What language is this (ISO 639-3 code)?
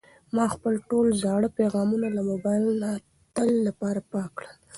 pus